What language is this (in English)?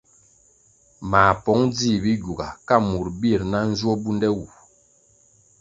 Kwasio